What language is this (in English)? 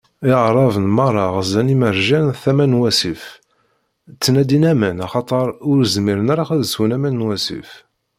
Kabyle